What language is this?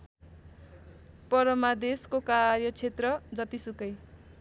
Nepali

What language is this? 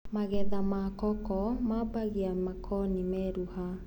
Kikuyu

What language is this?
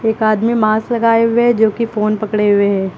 Hindi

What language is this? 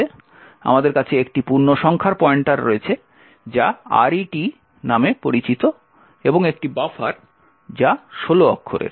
Bangla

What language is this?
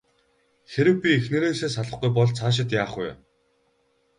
Mongolian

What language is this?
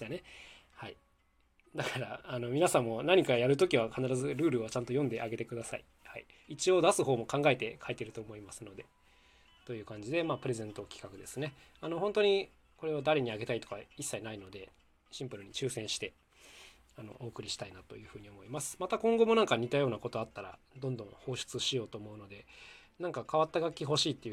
Japanese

